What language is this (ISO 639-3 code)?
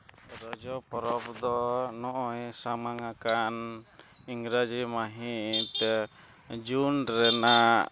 sat